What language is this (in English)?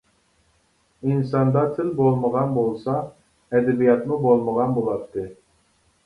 Uyghur